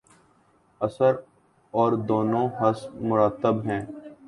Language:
Urdu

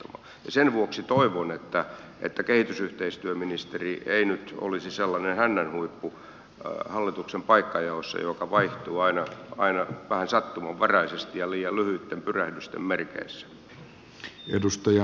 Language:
Finnish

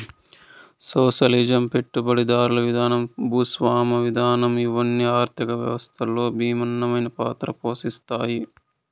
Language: Telugu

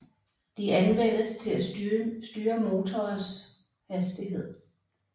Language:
Danish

